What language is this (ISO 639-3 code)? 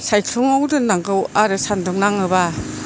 brx